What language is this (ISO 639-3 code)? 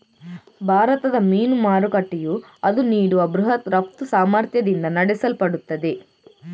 kan